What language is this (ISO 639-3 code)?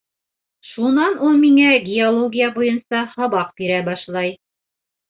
bak